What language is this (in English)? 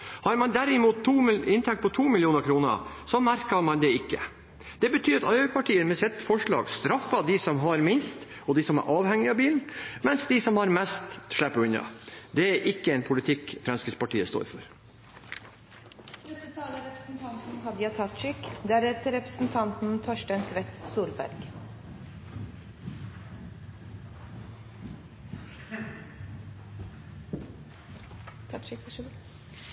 Norwegian